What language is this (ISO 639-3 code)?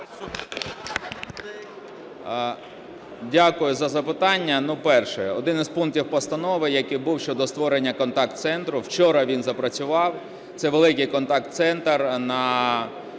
ukr